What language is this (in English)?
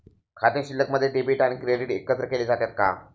Marathi